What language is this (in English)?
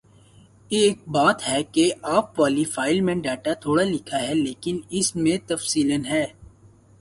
Urdu